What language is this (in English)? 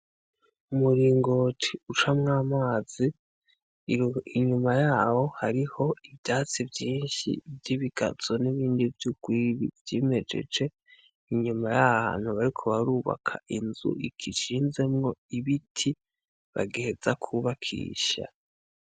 Rundi